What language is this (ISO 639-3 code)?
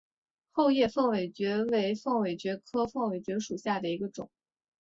zho